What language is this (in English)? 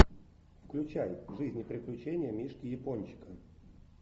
Russian